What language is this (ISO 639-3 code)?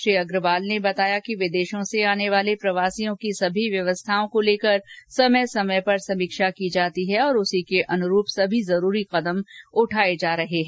hin